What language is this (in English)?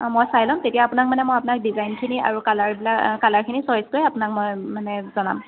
Assamese